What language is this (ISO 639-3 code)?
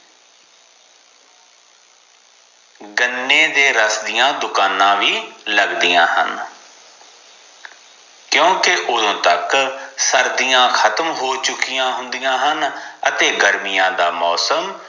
pan